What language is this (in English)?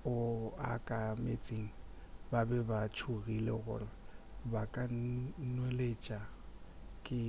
Northern Sotho